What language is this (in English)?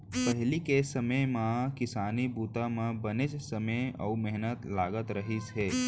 Chhattisgarhi